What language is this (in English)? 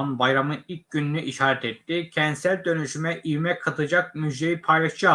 Turkish